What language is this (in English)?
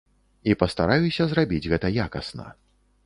Belarusian